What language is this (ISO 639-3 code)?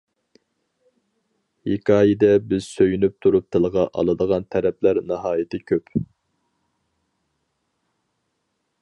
uig